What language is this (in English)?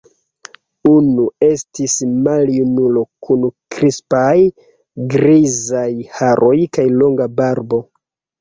Esperanto